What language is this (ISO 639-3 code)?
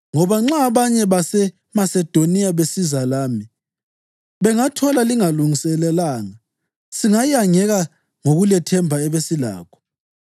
nde